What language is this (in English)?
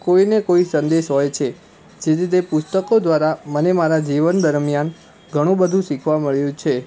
Gujarati